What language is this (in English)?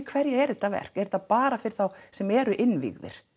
Icelandic